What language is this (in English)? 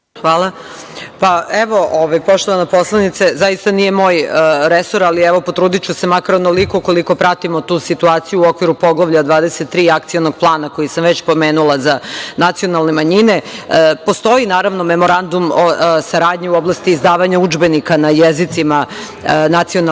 Serbian